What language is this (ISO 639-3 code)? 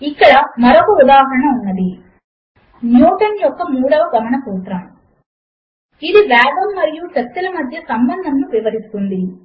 tel